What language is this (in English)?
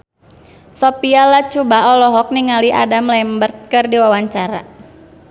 Sundanese